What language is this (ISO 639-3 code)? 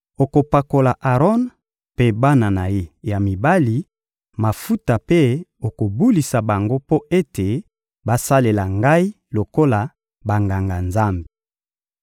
lin